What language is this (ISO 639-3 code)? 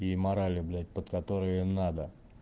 rus